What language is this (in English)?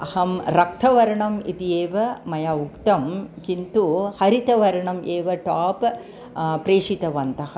Sanskrit